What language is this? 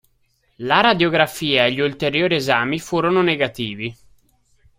Italian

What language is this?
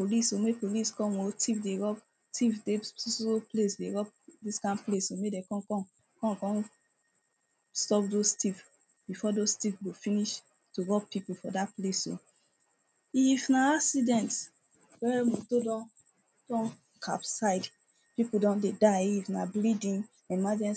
Nigerian Pidgin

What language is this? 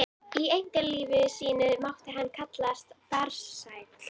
Icelandic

